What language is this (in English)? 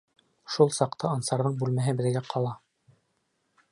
Bashkir